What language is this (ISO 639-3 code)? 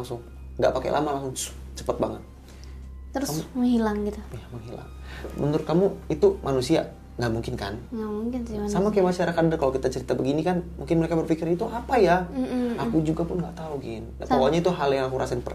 ind